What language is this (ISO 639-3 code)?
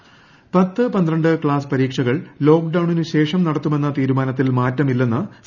mal